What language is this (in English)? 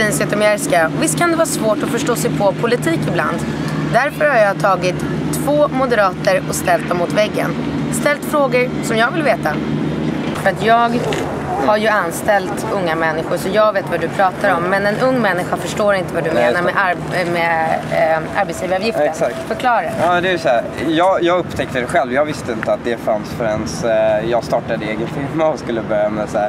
Swedish